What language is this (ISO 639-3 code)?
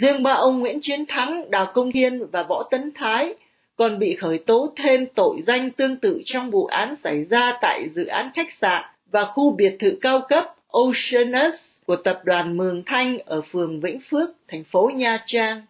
vie